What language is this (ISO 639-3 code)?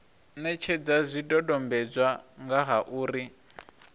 ven